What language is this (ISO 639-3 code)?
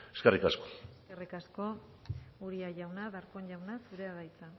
eus